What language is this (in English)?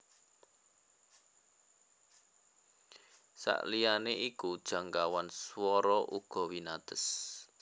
Javanese